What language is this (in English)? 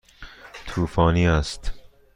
Persian